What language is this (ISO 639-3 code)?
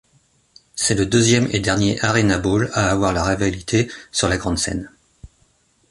fra